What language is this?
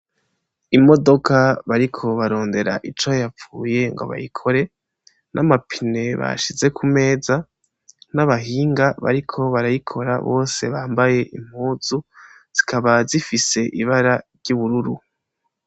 Rundi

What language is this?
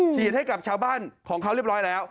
Thai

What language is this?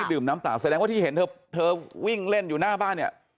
Thai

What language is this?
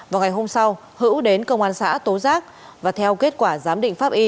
Vietnamese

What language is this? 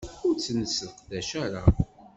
Kabyle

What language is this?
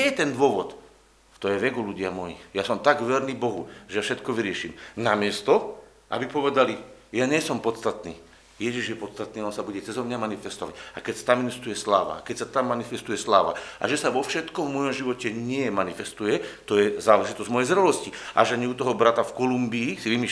Slovak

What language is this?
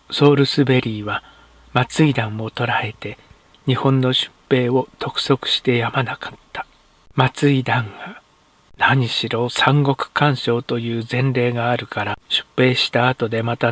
Japanese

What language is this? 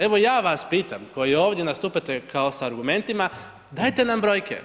Croatian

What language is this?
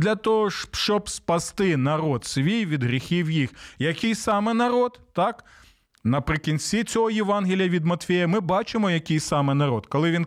Ukrainian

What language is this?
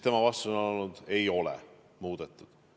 Estonian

